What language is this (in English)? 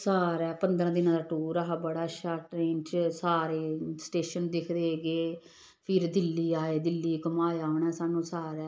Dogri